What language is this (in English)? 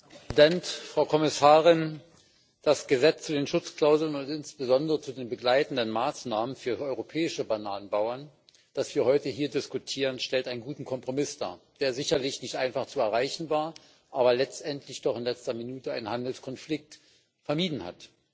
German